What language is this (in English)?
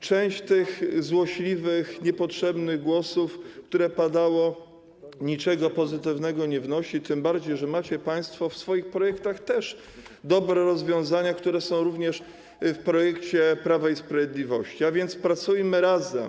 Polish